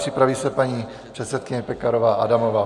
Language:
Czech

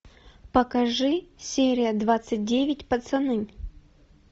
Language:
Russian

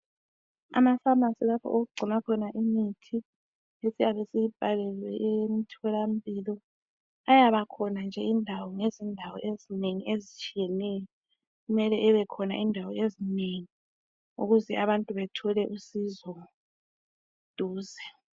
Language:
North Ndebele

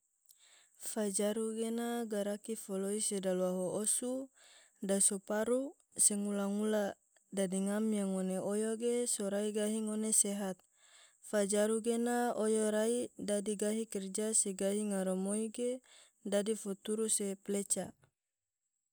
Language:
Tidore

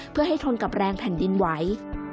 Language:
Thai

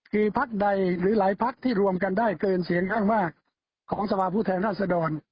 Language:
Thai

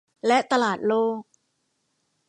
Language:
Thai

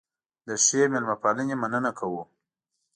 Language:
Pashto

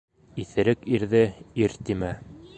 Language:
Bashkir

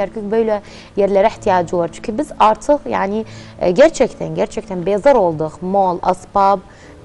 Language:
Turkish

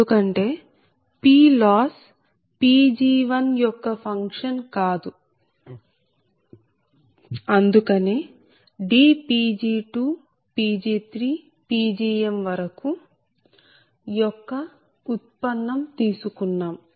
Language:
Telugu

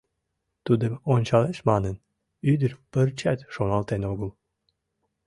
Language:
Mari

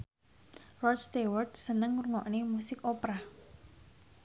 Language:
Javanese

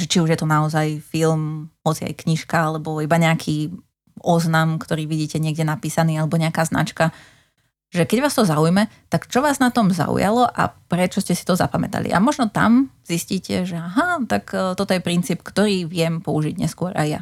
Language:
Slovak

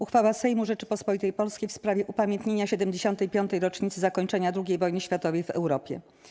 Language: Polish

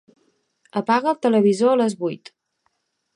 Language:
Catalan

